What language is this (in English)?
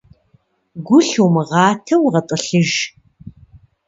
Kabardian